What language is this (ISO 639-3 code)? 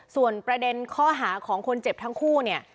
tha